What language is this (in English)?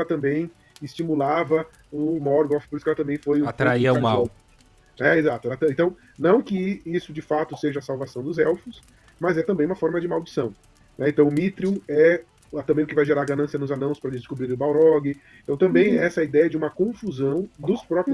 Portuguese